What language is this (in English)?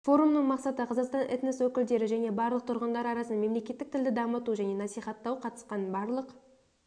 Kazakh